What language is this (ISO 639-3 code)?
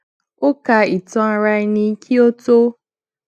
yor